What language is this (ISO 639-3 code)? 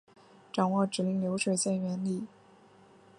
zho